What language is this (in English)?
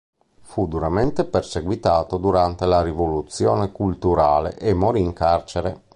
Italian